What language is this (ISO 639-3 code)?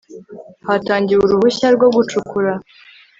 kin